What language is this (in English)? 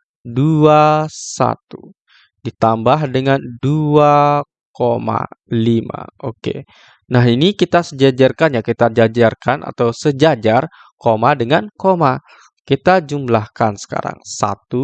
Indonesian